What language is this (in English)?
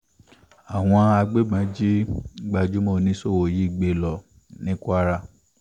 Yoruba